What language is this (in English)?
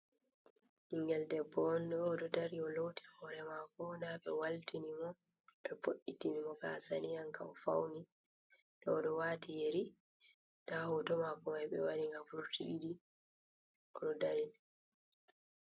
Fula